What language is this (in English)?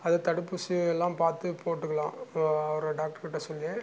Tamil